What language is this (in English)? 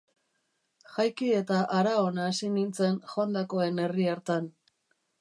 Basque